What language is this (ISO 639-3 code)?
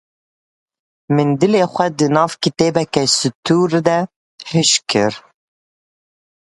kur